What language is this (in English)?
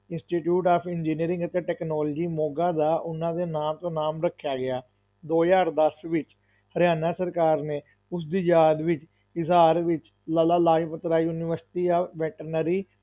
Punjabi